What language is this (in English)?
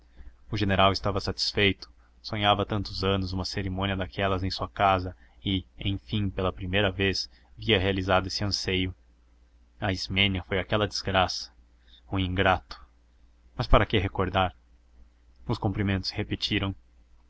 Portuguese